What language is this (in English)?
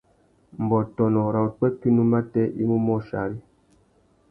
Tuki